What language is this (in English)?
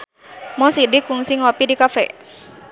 Sundanese